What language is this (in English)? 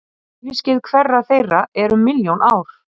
Icelandic